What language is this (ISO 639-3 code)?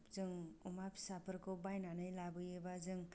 brx